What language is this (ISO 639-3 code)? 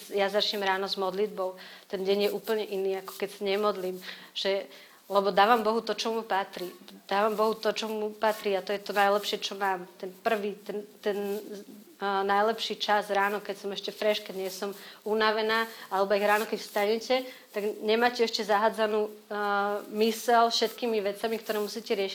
slk